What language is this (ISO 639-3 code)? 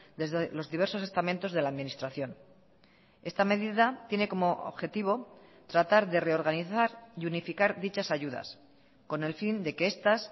spa